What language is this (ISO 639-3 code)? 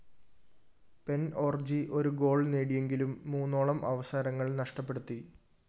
mal